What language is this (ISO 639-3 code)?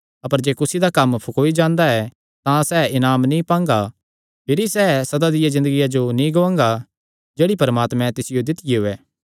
xnr